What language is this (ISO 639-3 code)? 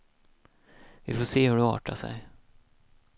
swe